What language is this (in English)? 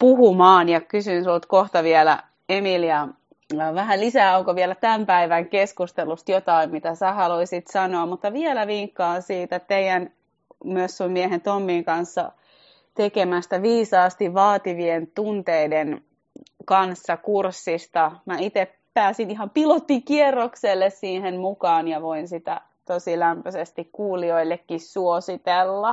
Finnish